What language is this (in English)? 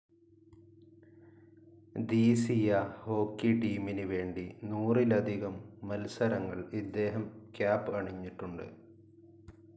Malayalam